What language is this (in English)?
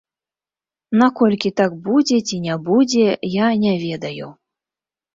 Belarusian